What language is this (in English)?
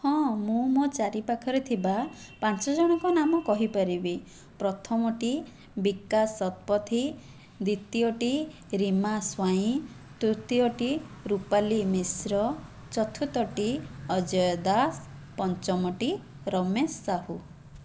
Odia